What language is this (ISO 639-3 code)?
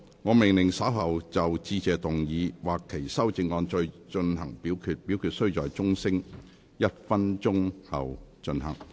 yue